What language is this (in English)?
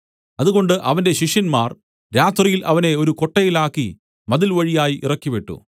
Malayalam